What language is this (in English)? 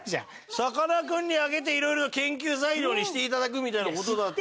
Japanese